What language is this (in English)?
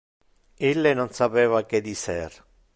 Interlingua